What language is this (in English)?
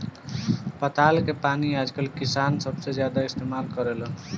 Bhojpuri